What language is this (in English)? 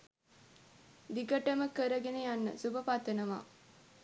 Sinhala